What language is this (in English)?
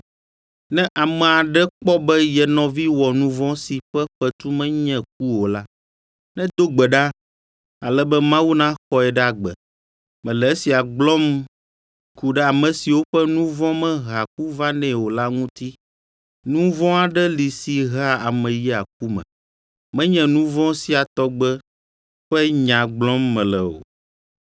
Ewe